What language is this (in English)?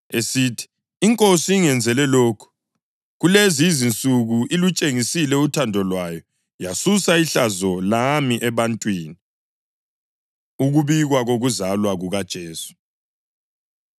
North Ndebele